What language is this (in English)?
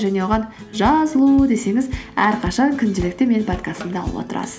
Kazakh